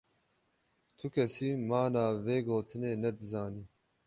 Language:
Kurdish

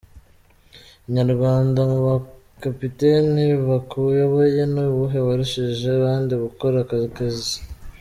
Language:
Kinyarwanda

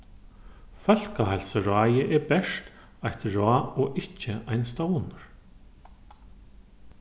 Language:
Faroese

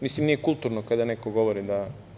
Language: Serbian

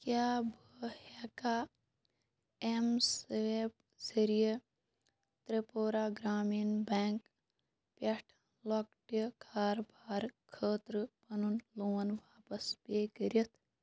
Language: Kashmiri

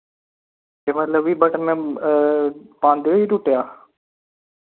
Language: Dogri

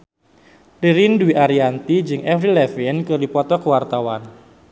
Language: Sundanese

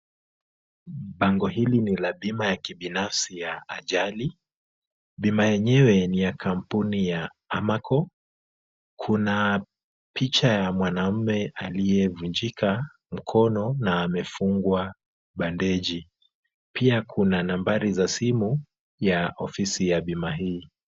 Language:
Swahili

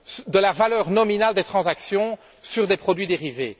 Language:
French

